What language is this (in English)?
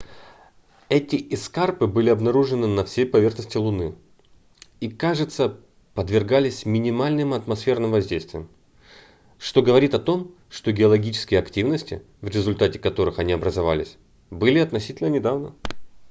Russian